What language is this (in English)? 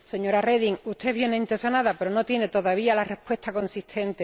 Spanish